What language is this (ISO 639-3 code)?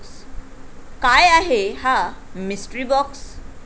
mar